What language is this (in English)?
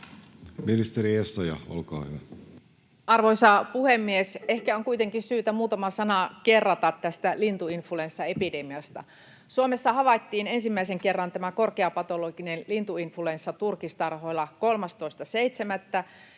Finnish